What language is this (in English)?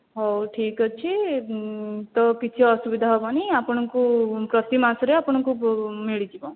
Odia